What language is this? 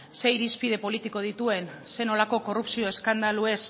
Basque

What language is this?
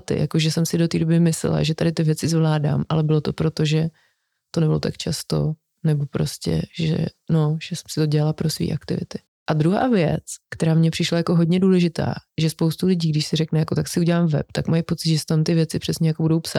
Czech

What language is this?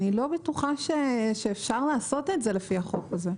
Hebrew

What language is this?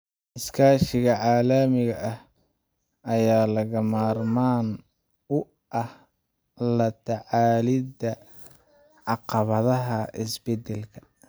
Somali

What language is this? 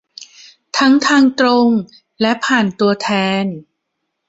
Thai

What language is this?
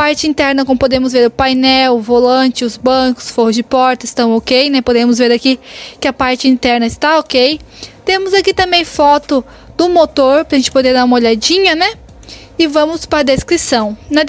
Portuguese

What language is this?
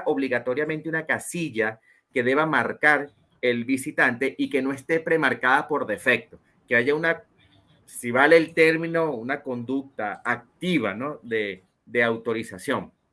Spanish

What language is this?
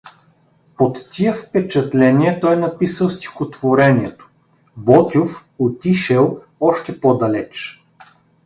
Bulgarian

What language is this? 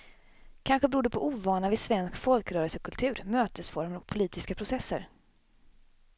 Swedish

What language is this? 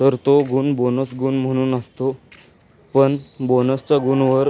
Marathi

